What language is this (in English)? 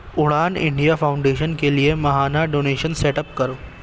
Urdu